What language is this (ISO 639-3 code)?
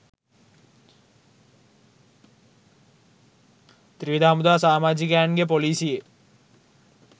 sin